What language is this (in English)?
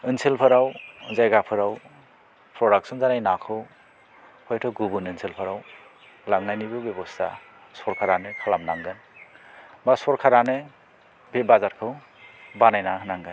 Bodo